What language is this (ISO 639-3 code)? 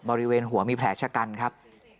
tha